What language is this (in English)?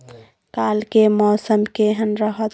Maithili